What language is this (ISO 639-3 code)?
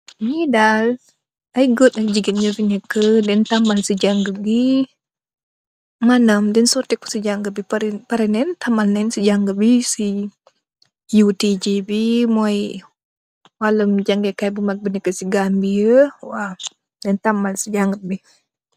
wol